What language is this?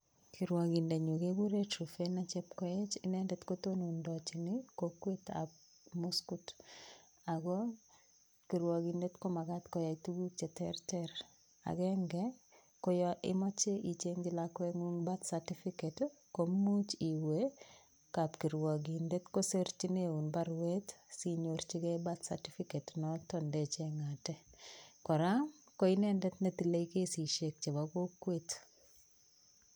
Kalenjin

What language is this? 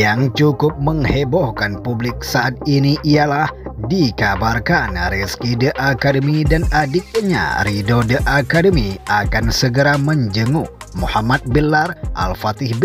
Indonesian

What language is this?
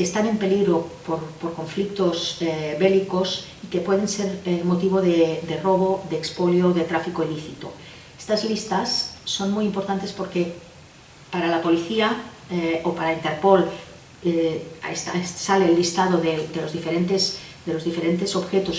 Spanish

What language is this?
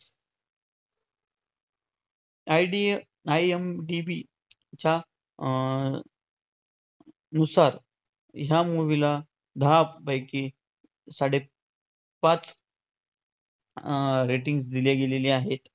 Marathi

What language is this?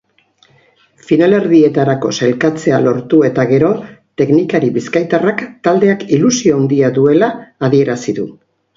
Basque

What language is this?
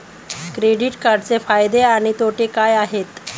Marathi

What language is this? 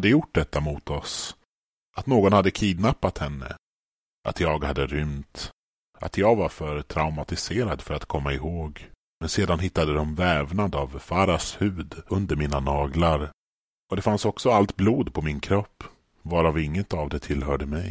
Swedish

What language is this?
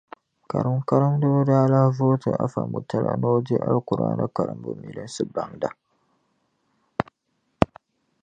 Dagbani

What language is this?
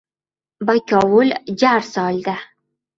Uzbek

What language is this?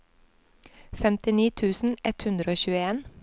Norwegian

